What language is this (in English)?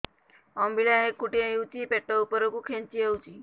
Odia